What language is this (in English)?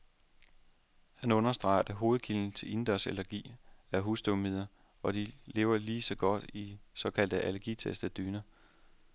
Danish